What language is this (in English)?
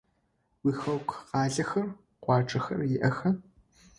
Adyghe